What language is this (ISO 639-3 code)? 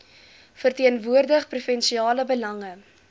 afr